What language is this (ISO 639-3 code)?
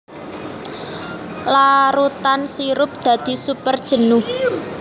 jav